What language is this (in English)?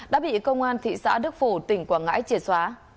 Vietnamese